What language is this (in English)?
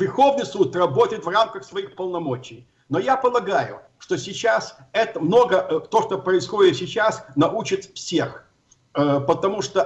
Russian